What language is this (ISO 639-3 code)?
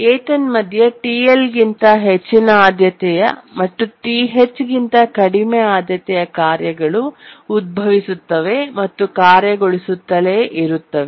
kan